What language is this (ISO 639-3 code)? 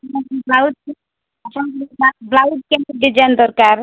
ori